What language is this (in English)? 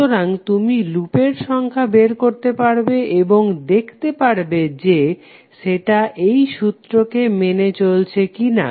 Bangla